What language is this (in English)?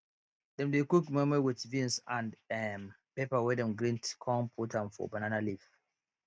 Nigerian Pidgin